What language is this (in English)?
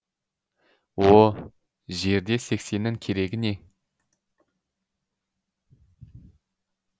Kazakh